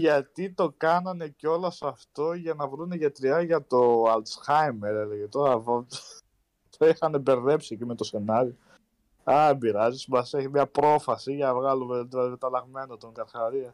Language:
Greek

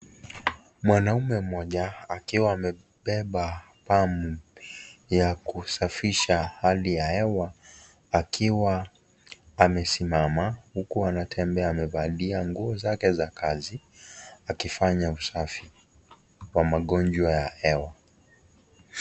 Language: Swahili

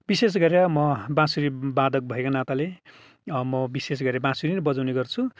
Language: Nepali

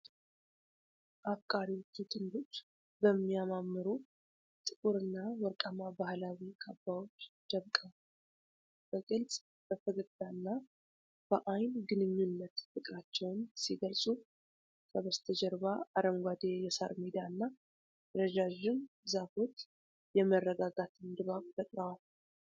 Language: Amharic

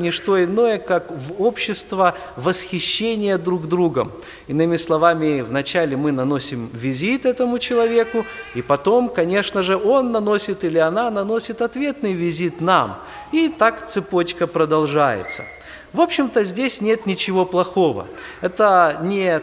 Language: Russian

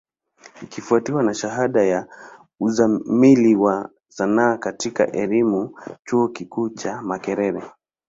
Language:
Swahili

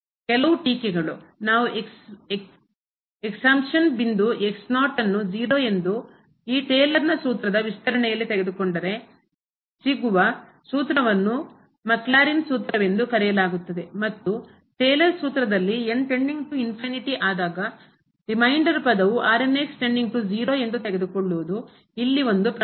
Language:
Kannada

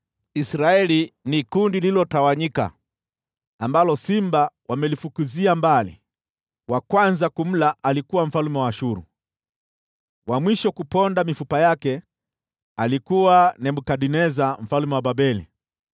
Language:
Swahili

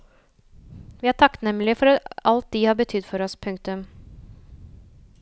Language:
Norwegian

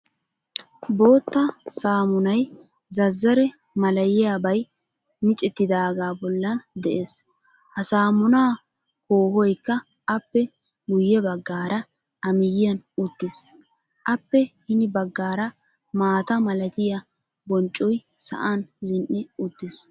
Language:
Wolaytta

